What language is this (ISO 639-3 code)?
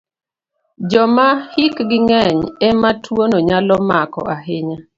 luo